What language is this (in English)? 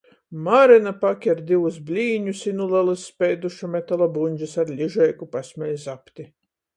Latgalian